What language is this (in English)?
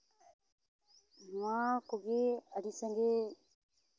Santali